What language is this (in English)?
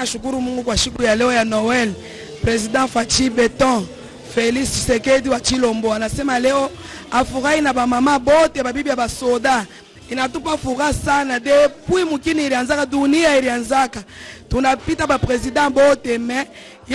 French